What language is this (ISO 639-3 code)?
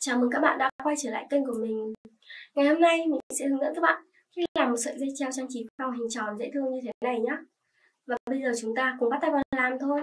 vie